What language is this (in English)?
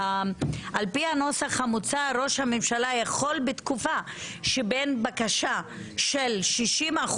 Hebrew